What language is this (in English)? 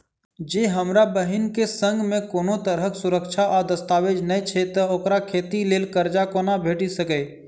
Maithili